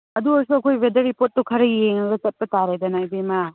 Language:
Manipuri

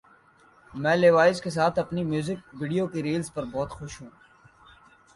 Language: Urdu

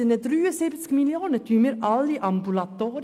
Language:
Swiss German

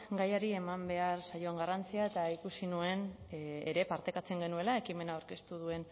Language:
Basque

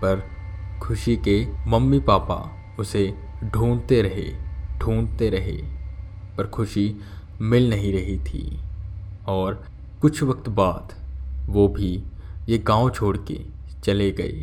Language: Hindi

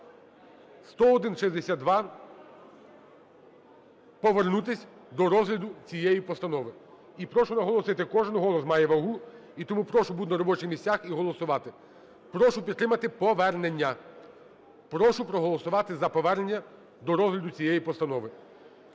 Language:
Ukrainian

